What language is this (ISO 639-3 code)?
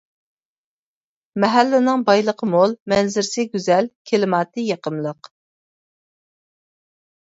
uig